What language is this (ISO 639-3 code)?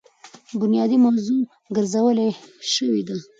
pus